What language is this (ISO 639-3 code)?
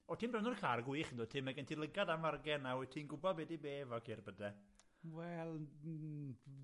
cym